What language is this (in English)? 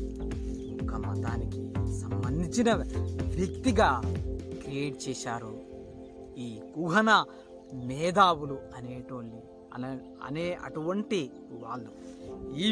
Telugu